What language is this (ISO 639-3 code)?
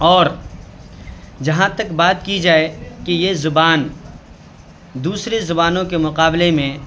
urd